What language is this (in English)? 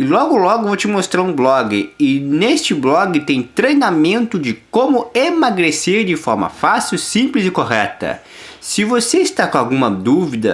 Portuguese